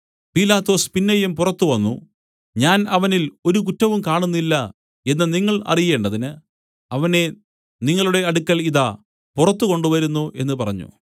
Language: Malayalam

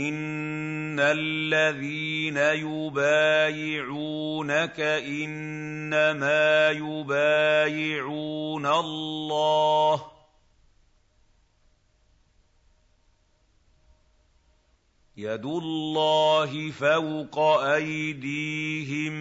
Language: Arabic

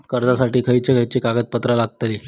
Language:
Marathi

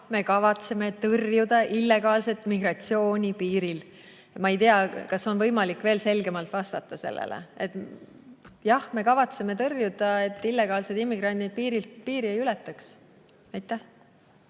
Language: Estonian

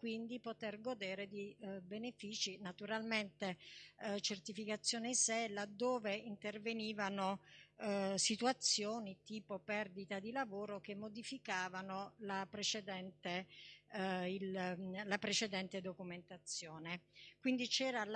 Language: Italian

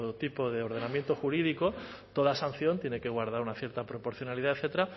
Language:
Spanish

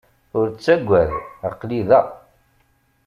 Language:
Kabyle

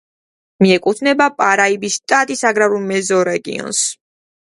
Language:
Georgian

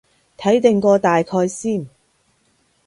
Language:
Cantonese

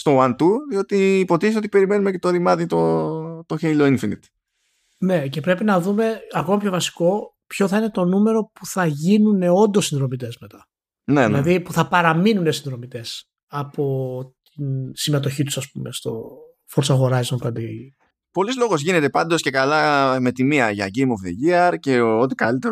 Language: Greek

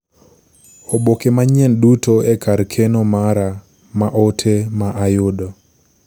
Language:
Luo (Kenya and Tanzania)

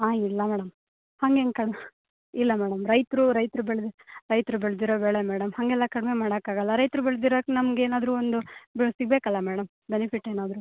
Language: Kannada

